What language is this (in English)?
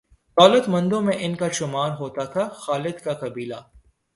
Urdu